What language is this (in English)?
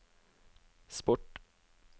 Norwegian